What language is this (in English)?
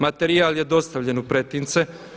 Croatian